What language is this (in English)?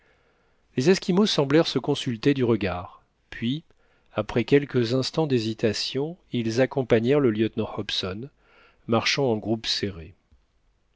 French